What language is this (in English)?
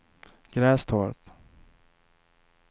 Swedish